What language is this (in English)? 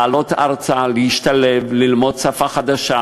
Hebrew